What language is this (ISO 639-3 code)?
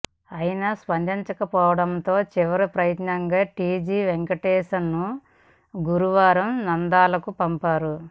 tel